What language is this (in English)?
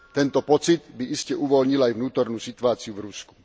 Slovak